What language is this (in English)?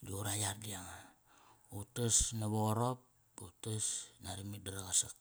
Kairak